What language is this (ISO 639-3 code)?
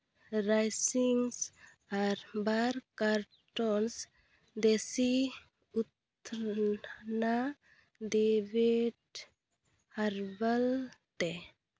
sat